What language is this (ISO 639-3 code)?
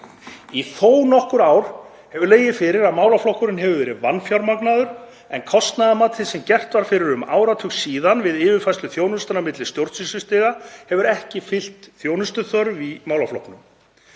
isl